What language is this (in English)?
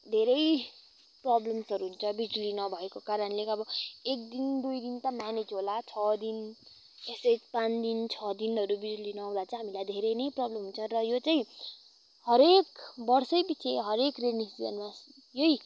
Nepali